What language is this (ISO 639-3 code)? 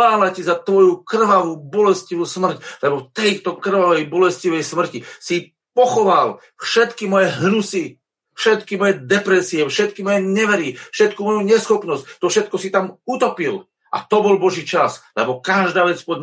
slk